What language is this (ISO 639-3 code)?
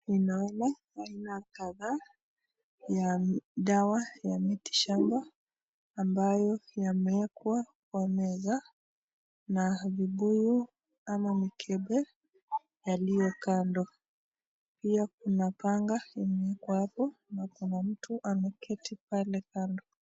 swa